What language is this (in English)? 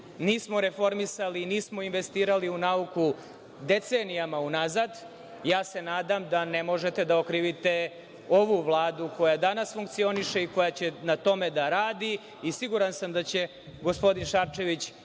Serbian